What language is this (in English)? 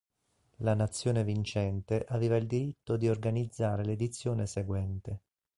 Italian